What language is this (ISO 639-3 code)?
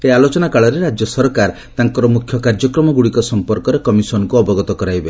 ori